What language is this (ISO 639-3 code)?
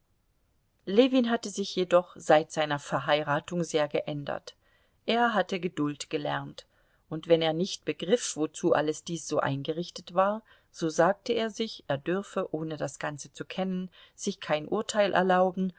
deu